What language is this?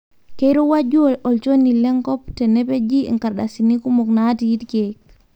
Masai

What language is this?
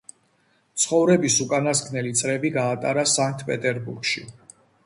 Georgian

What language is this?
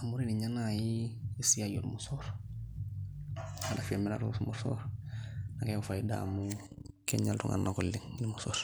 Masai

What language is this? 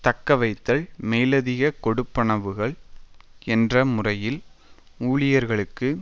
Tamil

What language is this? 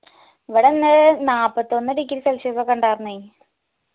Malayalam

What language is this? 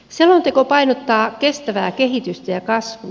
Finnish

